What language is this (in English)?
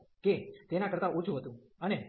Gujarati